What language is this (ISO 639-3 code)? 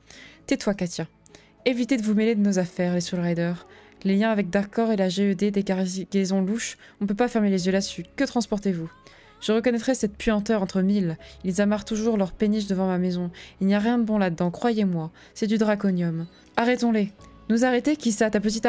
fra